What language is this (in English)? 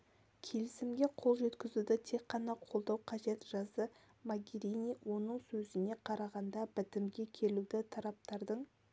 Kazakh